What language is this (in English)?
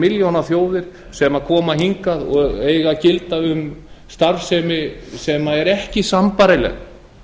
Icelandic